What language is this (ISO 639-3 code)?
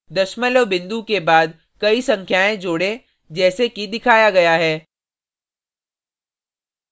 hin